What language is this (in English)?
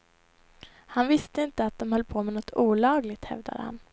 Swedish